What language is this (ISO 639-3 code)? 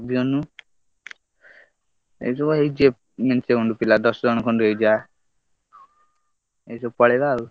ori